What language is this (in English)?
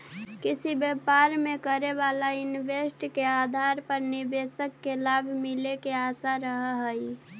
Magahi